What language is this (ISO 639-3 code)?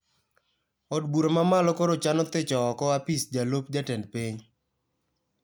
luo